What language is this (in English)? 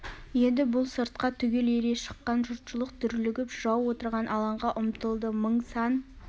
Kazakh